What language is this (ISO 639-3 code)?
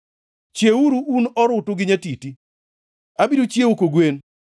luo